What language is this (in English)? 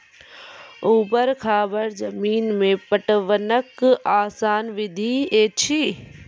Maithili